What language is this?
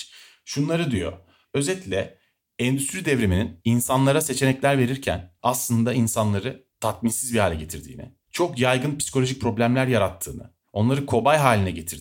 Turkish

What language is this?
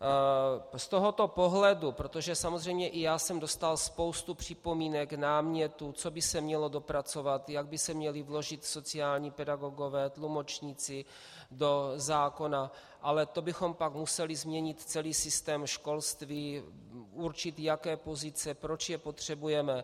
Czech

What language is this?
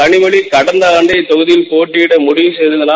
Tamil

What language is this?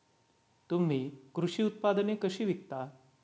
Marathi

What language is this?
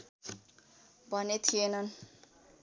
Nepali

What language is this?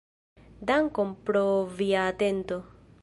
Esperanto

